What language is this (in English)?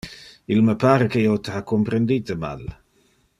Interlingua